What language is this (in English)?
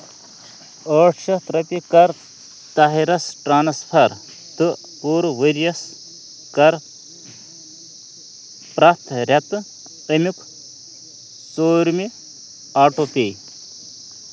Kashmiri